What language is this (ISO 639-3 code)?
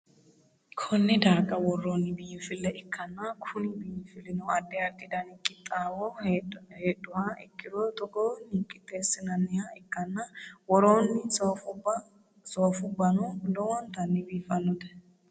sid